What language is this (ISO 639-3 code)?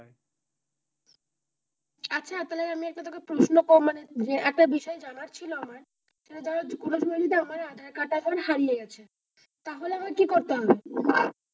ben